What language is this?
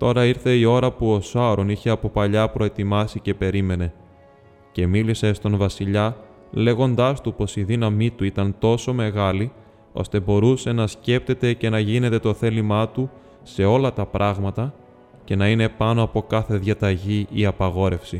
Greek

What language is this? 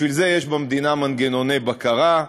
Hebrew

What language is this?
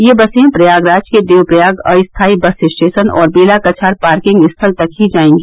Hindi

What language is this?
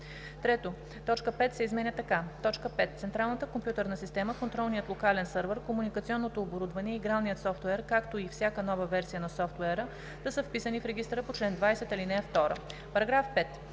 Bulgarian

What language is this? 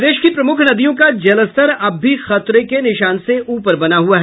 Hindi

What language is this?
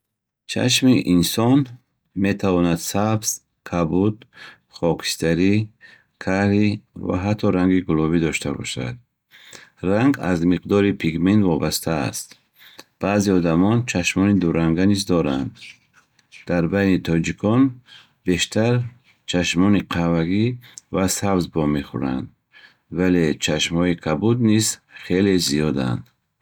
Bukharic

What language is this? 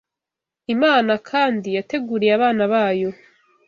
Kinyarwanda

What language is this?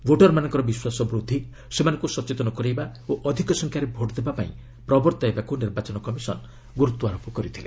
Odia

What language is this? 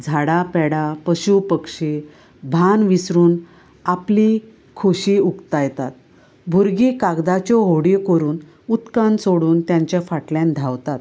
Konkani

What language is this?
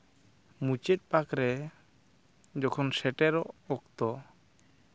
Santali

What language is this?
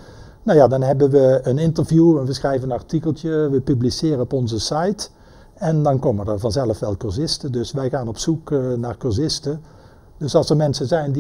Dutch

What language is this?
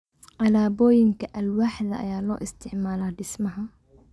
Somali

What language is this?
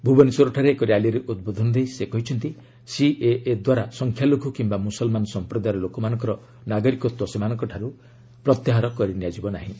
Odia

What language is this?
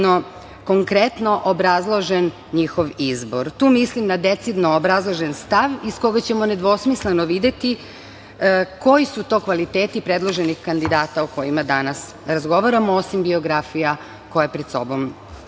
Serbian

